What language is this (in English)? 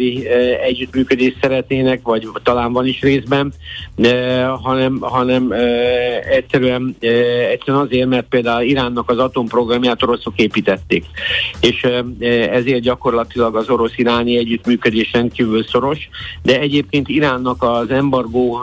Hungarian